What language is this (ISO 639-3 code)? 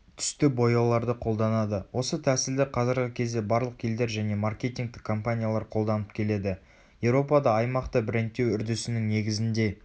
kaz